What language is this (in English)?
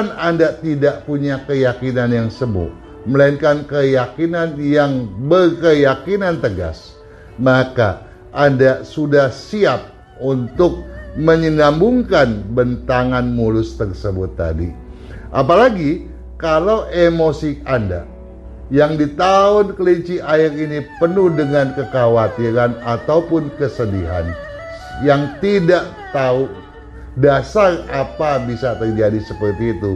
Indonesian